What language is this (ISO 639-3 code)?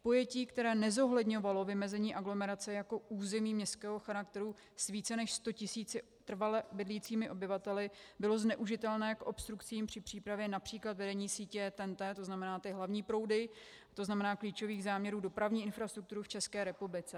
ces